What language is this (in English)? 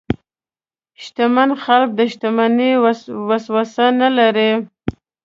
Pashto